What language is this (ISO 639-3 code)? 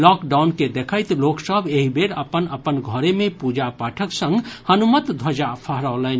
mai